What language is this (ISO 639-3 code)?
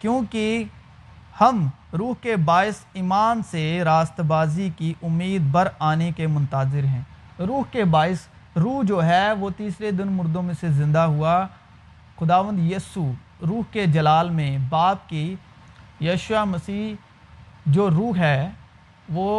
urd